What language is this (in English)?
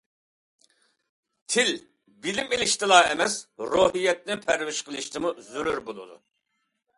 Uyghur